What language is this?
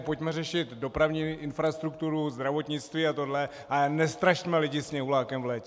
Czech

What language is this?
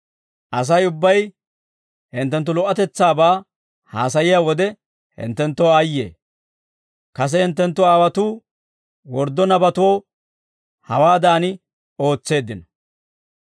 Dawro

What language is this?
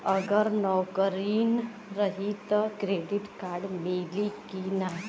Bhojpuri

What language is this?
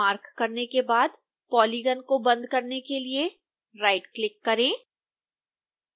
Hindi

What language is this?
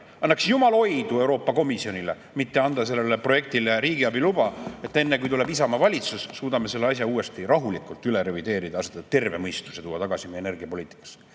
Estonian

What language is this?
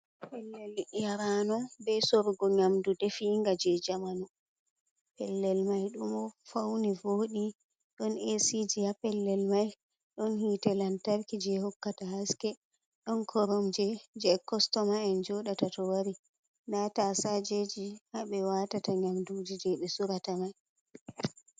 Fula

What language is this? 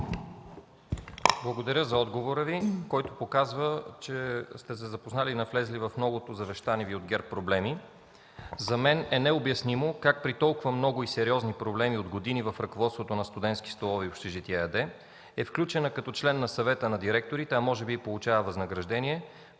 Bulgarian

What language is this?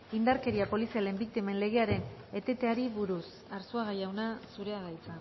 Basque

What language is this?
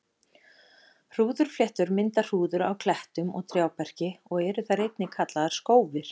Icelandic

